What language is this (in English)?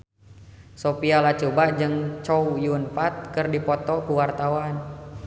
Sundanese